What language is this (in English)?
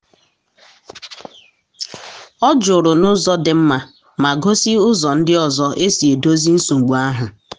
Igbo